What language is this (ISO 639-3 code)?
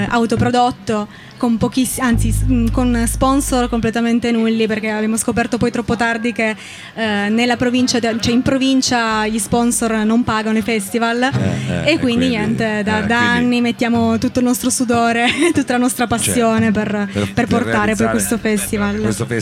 ita